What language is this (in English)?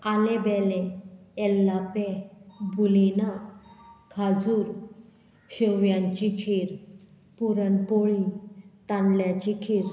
Konkani